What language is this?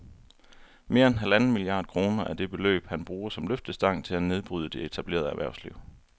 Danish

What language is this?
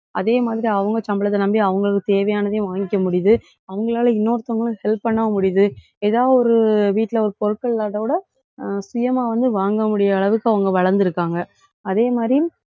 Tamil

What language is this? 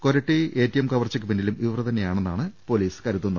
Malayalam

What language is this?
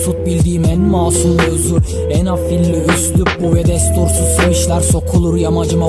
Turkish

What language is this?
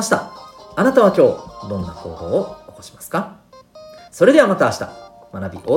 Japanese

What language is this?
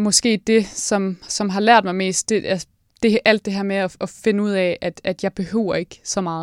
Danish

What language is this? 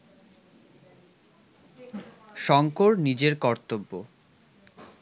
Bangla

